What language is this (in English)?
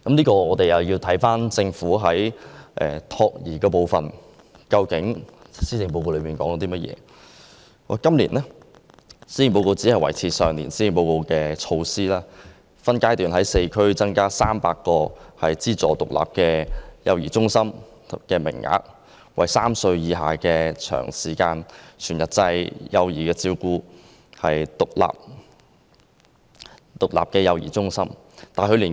Cantonese